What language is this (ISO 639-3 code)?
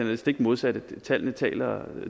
dan